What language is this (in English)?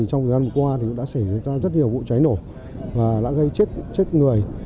Vietnamese